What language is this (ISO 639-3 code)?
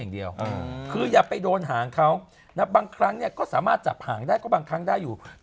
tha